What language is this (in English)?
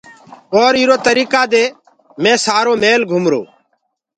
Gurgula